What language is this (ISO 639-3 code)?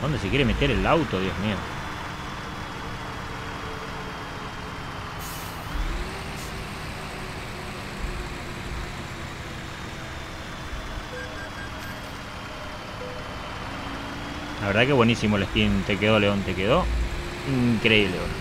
spa